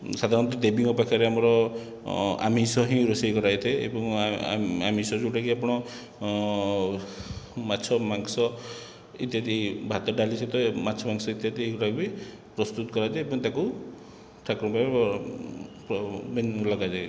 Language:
Odia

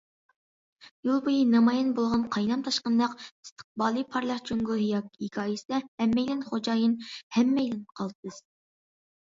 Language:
Uyghur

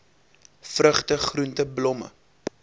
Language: Afrikaans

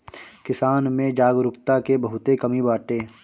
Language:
Bhojpuri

